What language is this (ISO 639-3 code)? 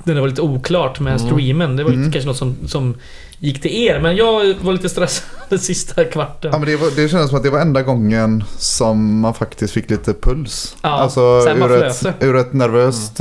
swe